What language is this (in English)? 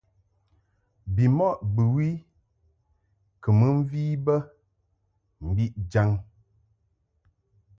Mungaka